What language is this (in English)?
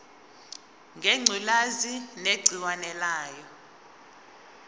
Zulu